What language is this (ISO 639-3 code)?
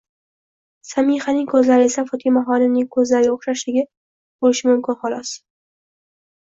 uzb